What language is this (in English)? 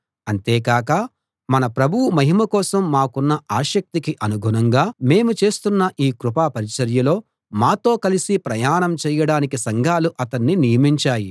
Telugu